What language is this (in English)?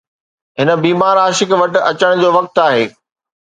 Sindhi